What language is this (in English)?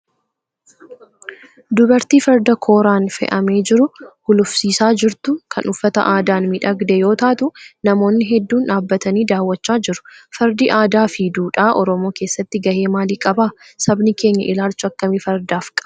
Oromo